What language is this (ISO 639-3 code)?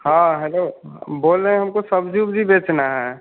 hin